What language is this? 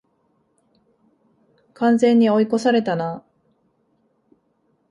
Japanese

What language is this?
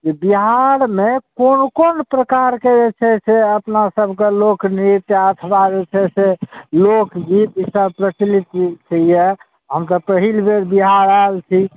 Maithili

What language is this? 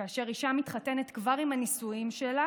Hebrew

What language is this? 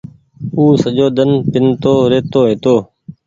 Goaria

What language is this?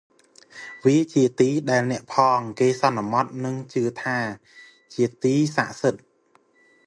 Khmer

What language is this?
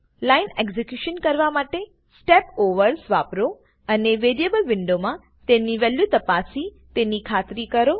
Gujarati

